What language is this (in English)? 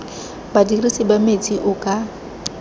Tswana